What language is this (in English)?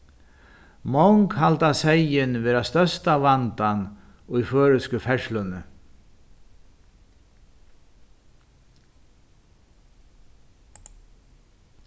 Faroese